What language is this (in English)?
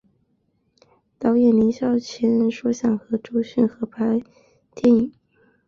Chinese